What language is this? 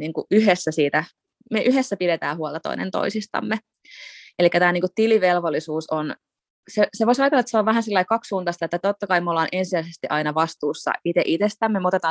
Finnish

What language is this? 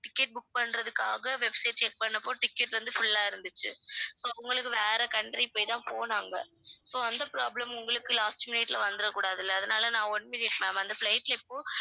Tamil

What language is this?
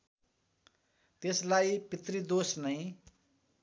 Nepali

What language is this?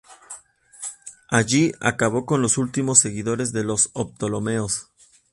Spanish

